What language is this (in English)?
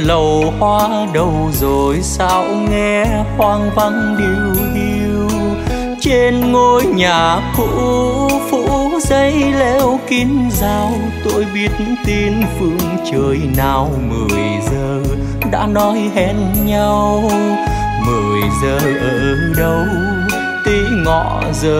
Vietnamese